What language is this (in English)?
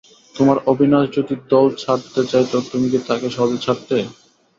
Bangla